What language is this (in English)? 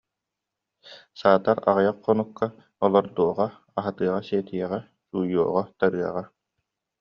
Yakut